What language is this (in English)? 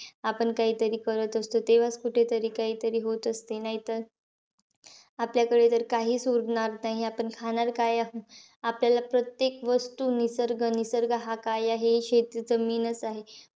Marathi